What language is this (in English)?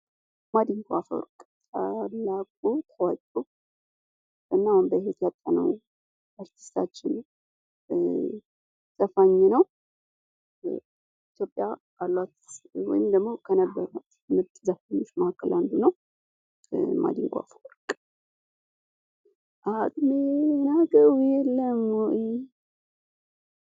Amharic